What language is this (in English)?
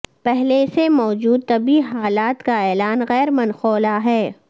Urdu